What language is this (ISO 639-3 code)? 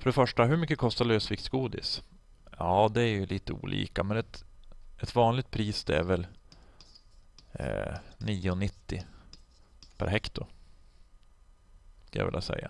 swe